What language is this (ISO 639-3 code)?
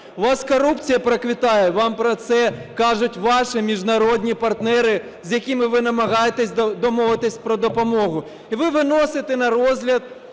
ukr